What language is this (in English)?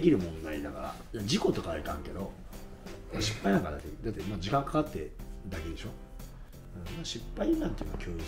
Japanese